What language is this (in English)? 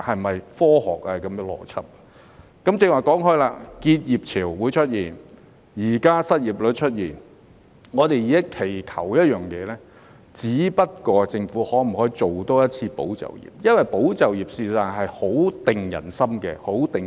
Cantonese